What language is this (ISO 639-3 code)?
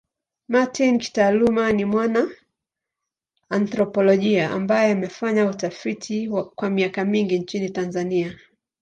swa